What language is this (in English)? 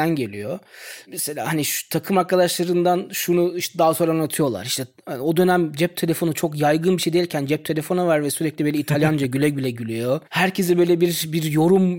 Turkish